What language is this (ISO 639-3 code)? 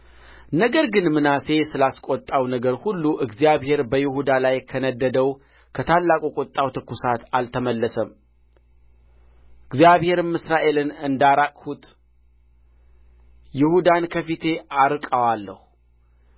amh